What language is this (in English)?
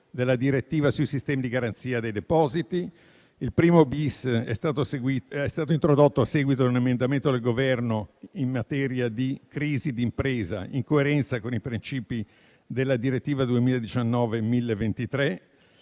Italian